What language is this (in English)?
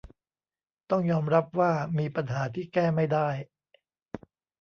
Thai